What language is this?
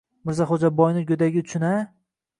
Uzbek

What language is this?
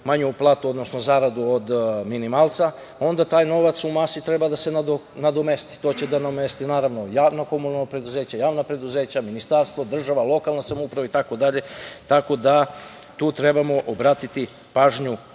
Serbian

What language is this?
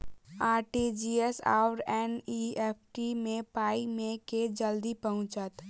Maithili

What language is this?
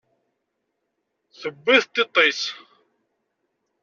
Kabyle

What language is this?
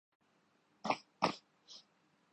Urdu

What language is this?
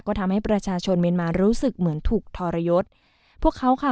Thai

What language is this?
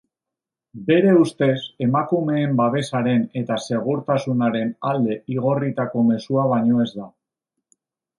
Basque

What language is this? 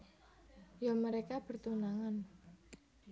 Javanese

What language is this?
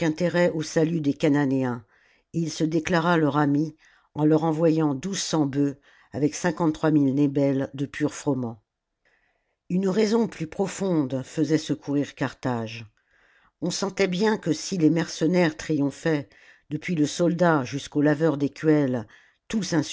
French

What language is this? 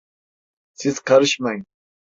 Turkish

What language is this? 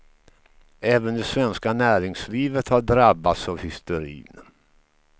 Swedish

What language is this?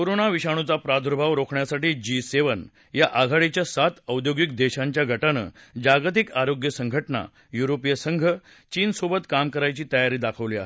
Marathi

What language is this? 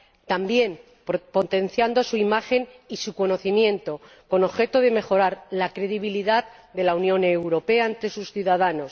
Spanish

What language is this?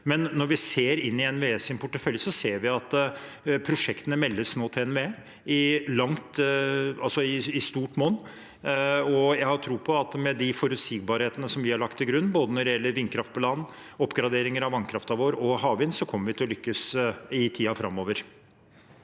Norwegian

